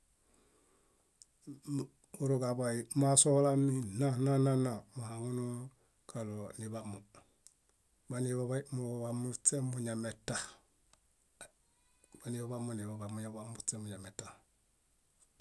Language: Bayot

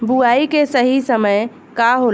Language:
Bhojpuri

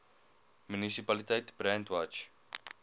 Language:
Afrikaans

